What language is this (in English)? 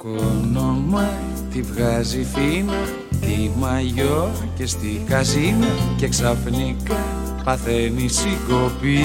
Greek